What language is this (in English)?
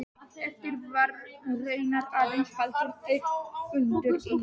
Icelandic